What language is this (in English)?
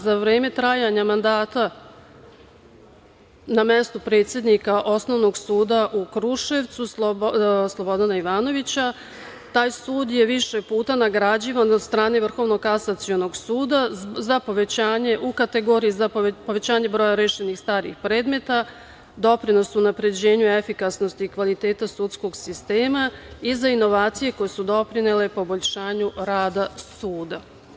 Serbian